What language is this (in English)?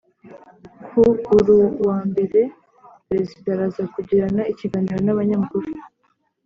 Kinyarwanda